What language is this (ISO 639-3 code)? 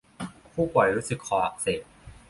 tha